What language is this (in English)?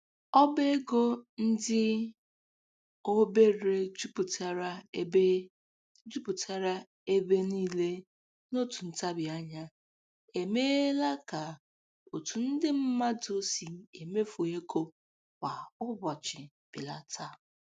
Igbo